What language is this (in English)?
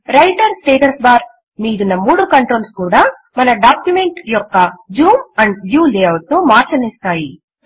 Telugu